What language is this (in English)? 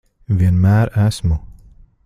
Latvian